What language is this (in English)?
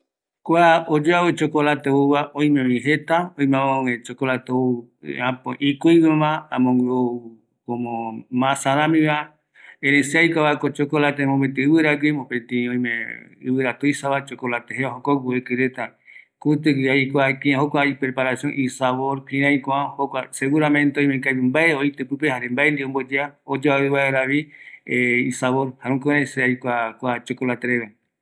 Eastern Bolivian Guaraní